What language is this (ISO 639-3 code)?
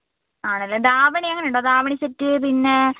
mal